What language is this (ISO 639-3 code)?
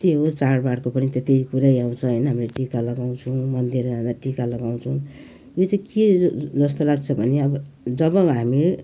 nep